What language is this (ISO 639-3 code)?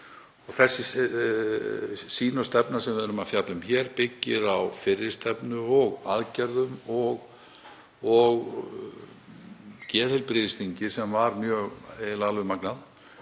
isl